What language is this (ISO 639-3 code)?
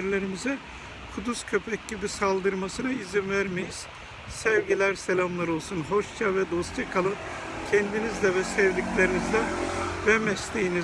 tur